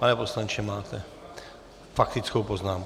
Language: Czech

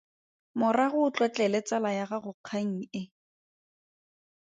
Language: Tswana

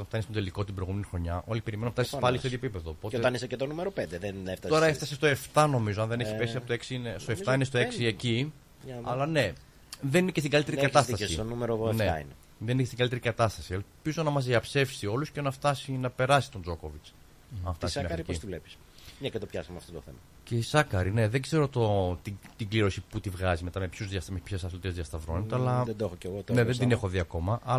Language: Greek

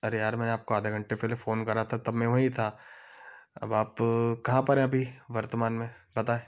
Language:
Hindi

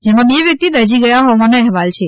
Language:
Gujarati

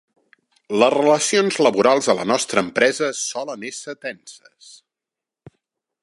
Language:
Catalan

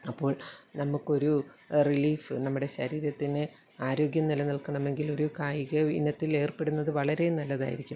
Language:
Malayalam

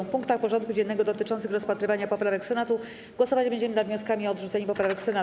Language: Polish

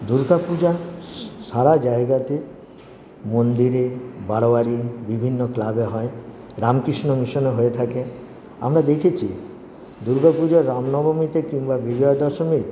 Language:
Bangla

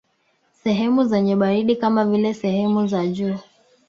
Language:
Swahili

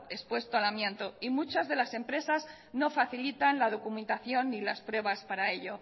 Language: Spanish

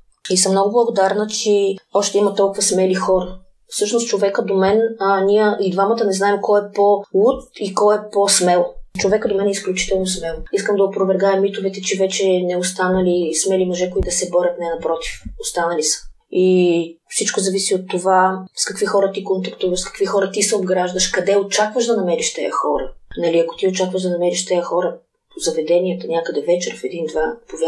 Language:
Bulgarian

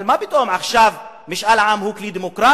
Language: Hebrew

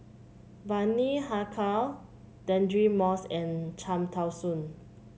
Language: English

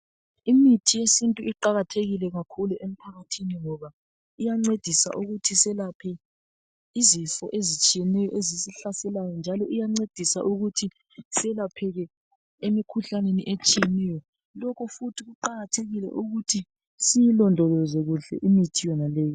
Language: North Ndebele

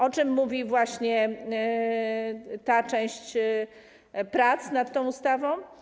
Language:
Polish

